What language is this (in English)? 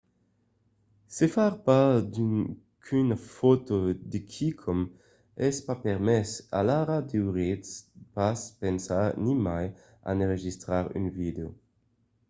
Occitan